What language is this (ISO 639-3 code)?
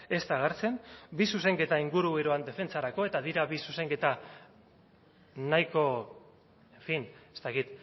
eus